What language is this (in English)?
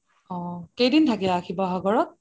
Assamese